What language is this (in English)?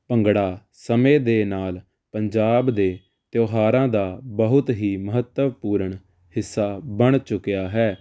Punjabi